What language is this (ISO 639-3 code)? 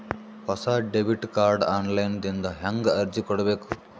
kan